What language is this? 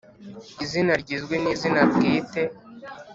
Kinyarwanda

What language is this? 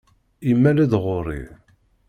Kabyle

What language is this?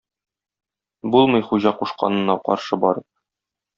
Tatar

